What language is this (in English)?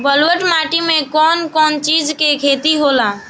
Bhojpuri